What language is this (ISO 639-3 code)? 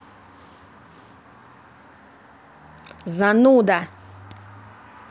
rus